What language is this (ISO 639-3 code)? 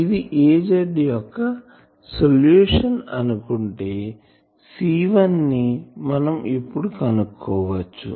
tel